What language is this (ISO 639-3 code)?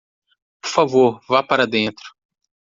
por